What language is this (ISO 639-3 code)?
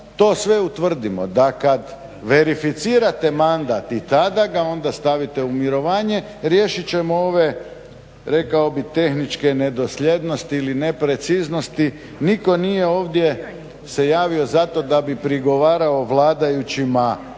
hrv